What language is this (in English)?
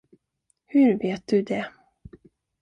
Swedish